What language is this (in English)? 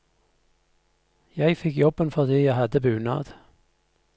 Norwegian